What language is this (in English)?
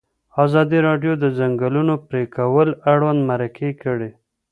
Pashto